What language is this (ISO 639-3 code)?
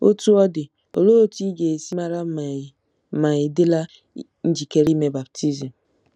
ibo